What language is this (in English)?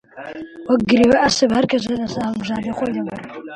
Central Kurdish